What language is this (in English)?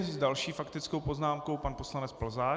Czech